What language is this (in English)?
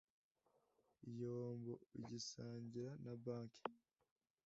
Kinyarwanda